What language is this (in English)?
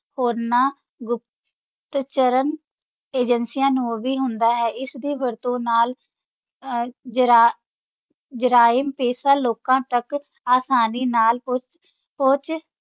Punjabi